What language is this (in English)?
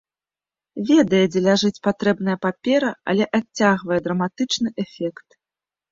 Belarusian